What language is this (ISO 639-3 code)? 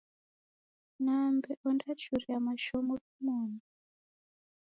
dav